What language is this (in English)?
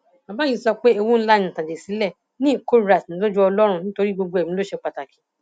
Yoruba